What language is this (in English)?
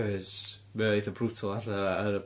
Welsh